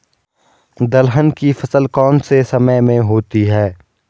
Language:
Hindi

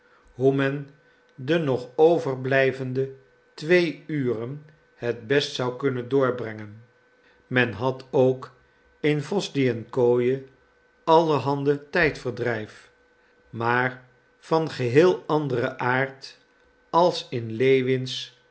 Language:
Dutch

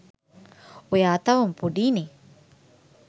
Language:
Sinhala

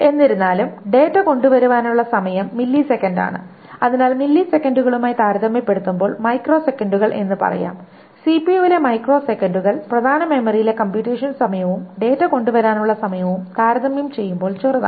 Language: Malayalam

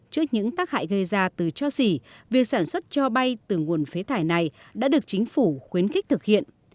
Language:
Vietnamese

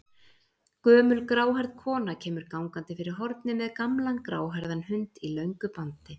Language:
Icelandic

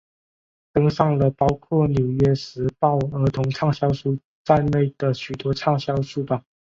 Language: Chinese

